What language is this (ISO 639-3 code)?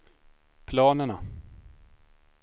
swe